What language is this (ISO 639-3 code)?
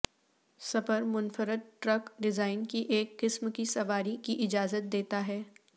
urd